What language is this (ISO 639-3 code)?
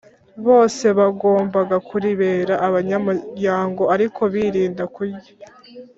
kin